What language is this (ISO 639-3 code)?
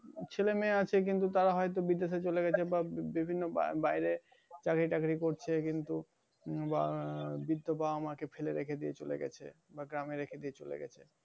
ben